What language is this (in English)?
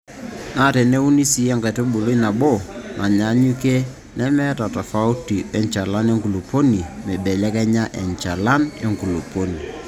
Masai